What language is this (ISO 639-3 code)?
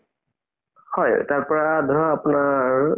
asm